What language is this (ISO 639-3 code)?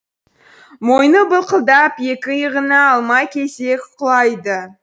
kaz